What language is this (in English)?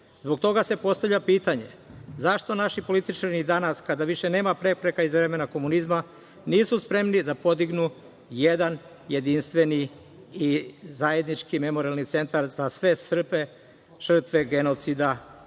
Serbian